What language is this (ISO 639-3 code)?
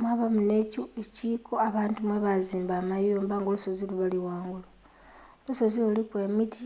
xog